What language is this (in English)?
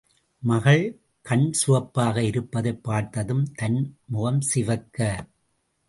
Tamil